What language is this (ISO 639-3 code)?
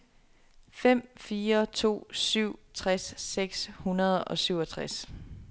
dan